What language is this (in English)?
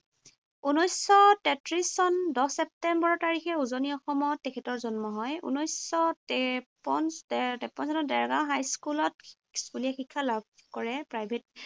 Assamese